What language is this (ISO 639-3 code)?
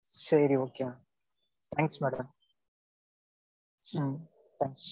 tam